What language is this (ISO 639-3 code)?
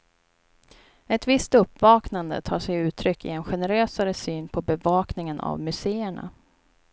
swe